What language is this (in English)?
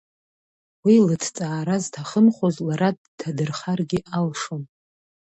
Abkhazian